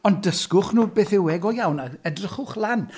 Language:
Welsh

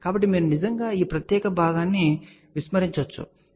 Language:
Telugu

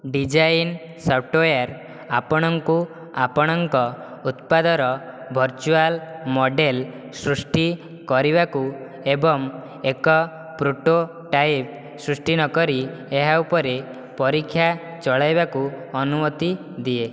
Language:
Odia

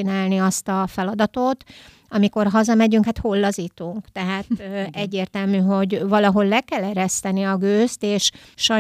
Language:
Hungarian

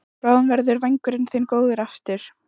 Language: Icelandic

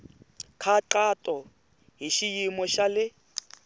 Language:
Tsonga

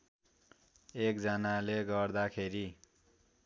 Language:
Nepali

